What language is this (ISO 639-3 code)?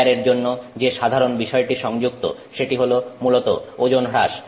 ben